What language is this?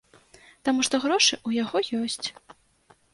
Belarusian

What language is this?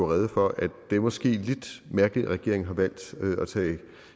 Danish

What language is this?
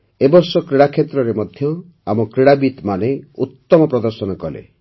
Odia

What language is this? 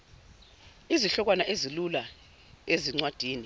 Zulu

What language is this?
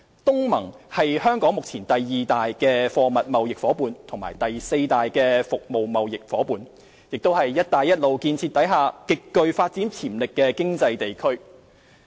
Cantonese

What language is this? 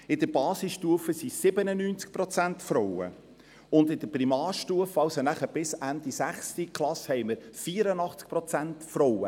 Swiss German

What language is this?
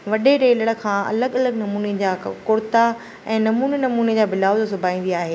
Sindhi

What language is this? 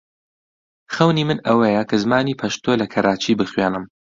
Central Kurdish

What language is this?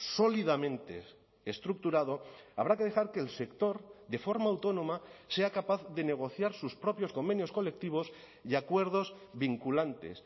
Spanish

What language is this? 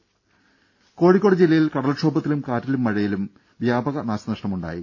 Malayalam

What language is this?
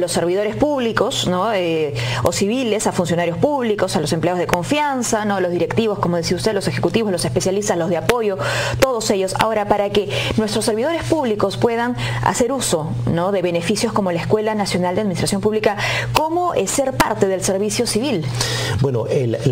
Spanish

